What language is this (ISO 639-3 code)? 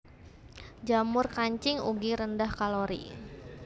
jav